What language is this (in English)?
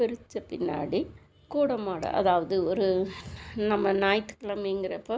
Tamil